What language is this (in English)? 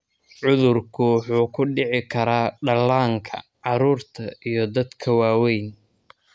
Somali